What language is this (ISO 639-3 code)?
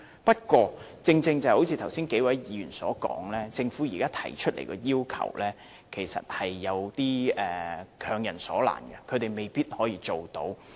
yue